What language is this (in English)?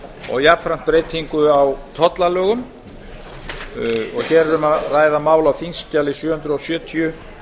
Icelandic